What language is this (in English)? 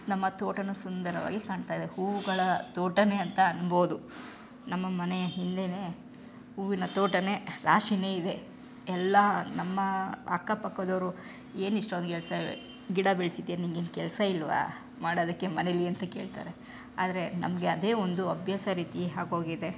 Kannada